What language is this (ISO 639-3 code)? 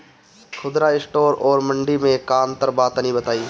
bho